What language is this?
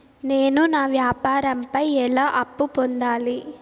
Telugu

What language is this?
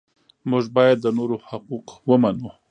Pashto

